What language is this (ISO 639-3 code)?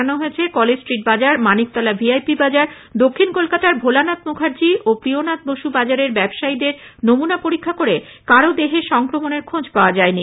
ben